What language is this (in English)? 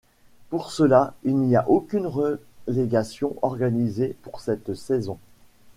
French